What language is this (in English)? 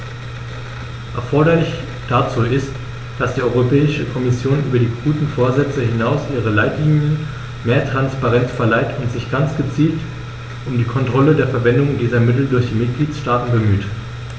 German